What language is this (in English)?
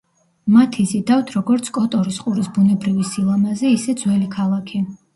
Georgian